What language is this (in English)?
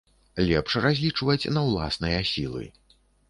Belarusian